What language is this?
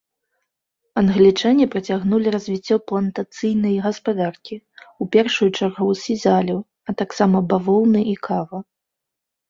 Belarusian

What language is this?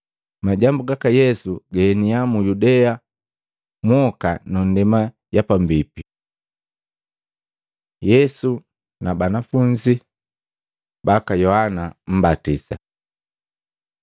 Matengo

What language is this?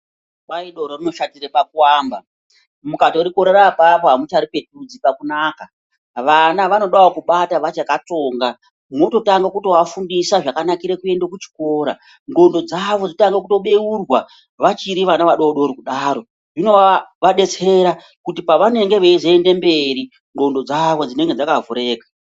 Ndau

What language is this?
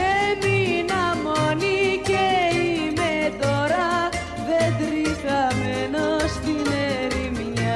Greek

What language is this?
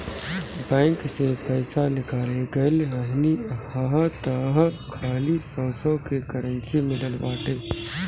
Bhojpuri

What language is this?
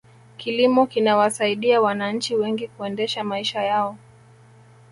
Swahili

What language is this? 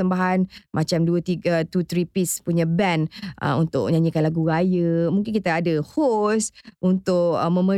Malay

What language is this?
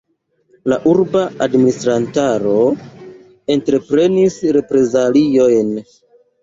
Esperanto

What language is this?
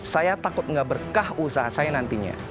Indonesian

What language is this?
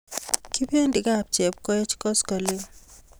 Kalenjin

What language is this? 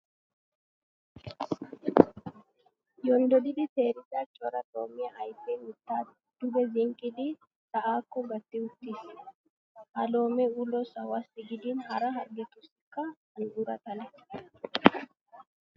Wolaytta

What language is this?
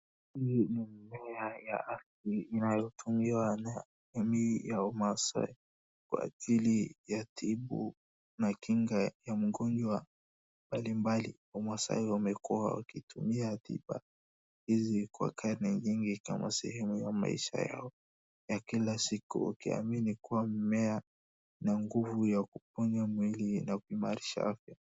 Swahili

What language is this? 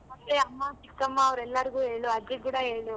Kannada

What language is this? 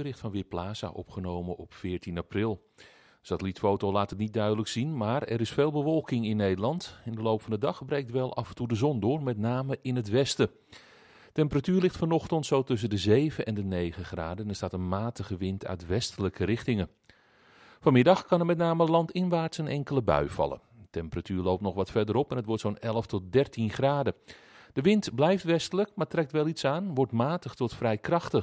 Dutch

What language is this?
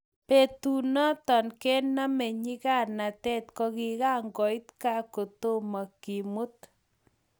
Kalenjin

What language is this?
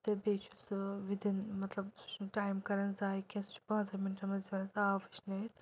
Kashmiri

